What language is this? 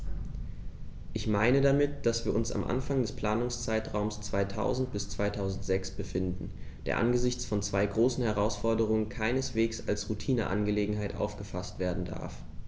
German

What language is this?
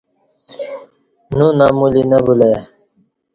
Kati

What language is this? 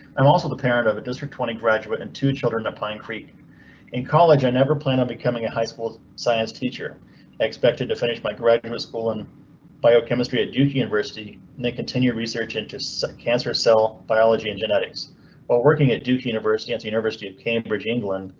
English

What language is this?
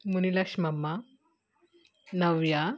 Kannada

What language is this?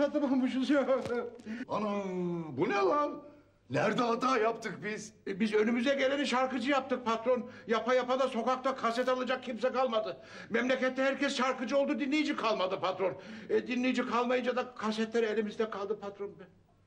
Turkish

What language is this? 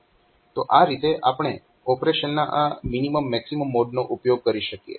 Gujarati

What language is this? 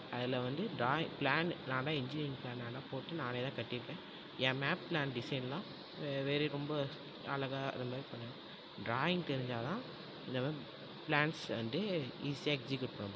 Tamil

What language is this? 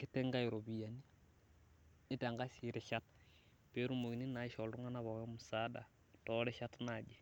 Masai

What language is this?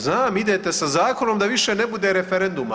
Croatian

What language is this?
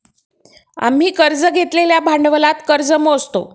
Marathi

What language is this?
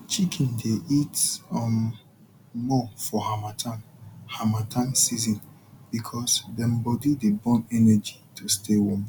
Nigerian Pidgin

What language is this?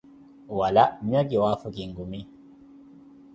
Koti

